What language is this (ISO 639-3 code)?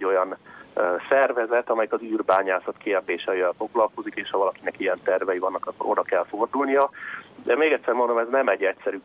hun